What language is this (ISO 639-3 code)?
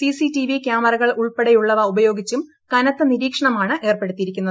mal